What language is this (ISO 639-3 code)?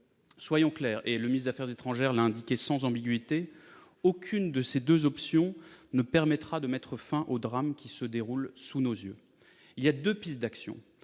fra